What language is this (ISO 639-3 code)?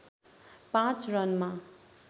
nep